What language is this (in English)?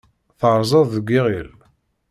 Kabyle